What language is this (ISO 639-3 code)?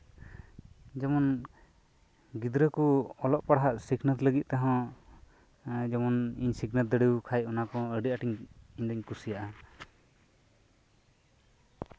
sat